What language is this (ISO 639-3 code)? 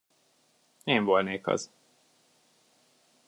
hun